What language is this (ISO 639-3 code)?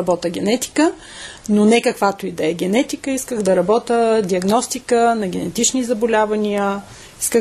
bul